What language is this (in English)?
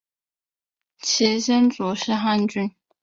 Chinese